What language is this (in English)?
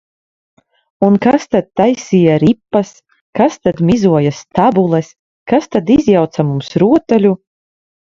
Latvian